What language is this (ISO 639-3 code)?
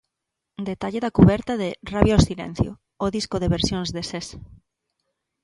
glg